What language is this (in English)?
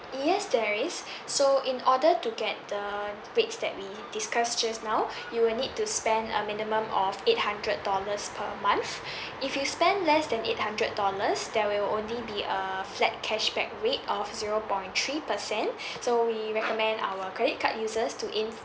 English